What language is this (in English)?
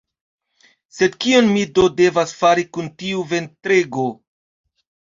Esperanto